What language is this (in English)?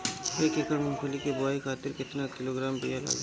Bhojpuri